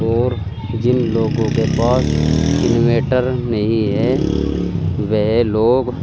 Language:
Urdu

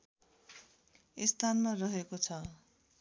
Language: Nepali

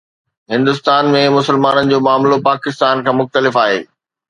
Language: Sindhi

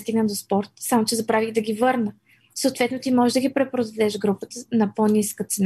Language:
Bulgarian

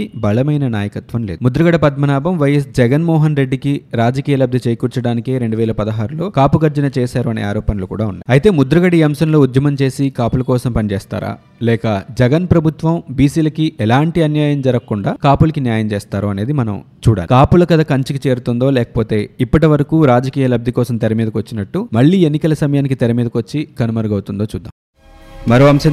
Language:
Telugu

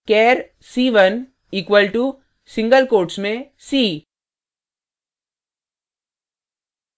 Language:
Hindi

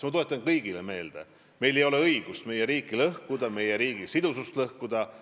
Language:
Estonian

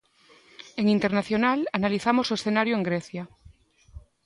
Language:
Galician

